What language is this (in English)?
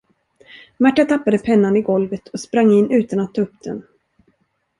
Swedish